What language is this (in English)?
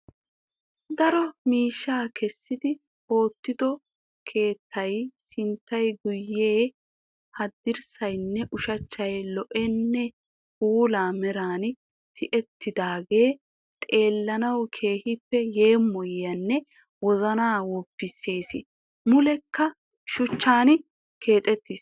Wolaytta